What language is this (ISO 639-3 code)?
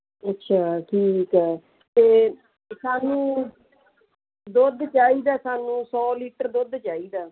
pan